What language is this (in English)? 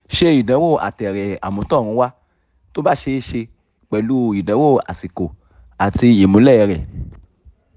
Yoruba